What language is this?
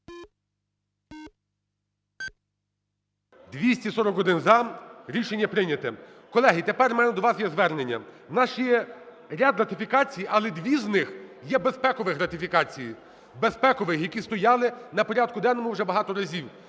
Ukrainian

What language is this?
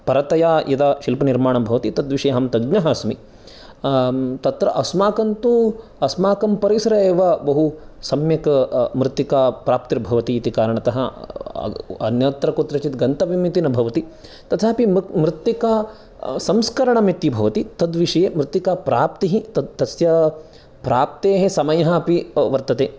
Sanskrit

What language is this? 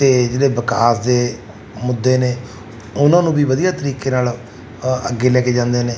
Punjabi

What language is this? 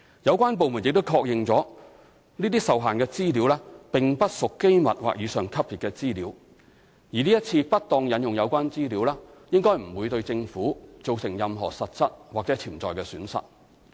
Cantonese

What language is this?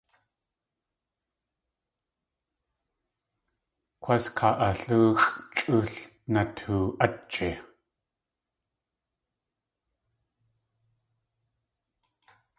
Tlingit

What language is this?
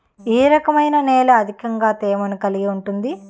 Telugu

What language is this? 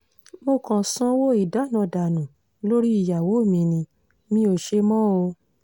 Yoruba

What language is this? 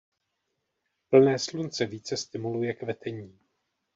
Czech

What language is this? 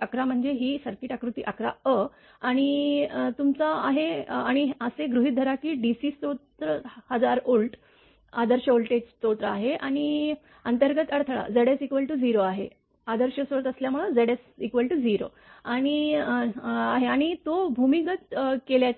Marathi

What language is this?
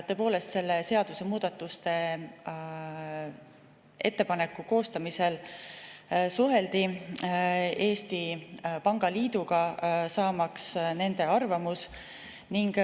Estonian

